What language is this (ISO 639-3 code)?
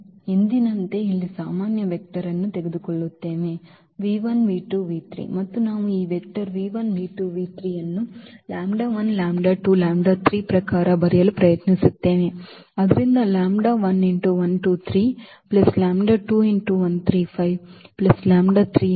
kan